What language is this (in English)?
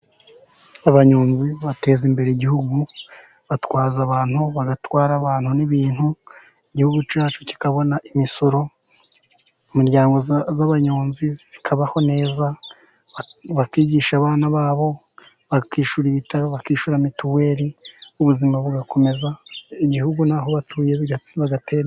Kinyarwanda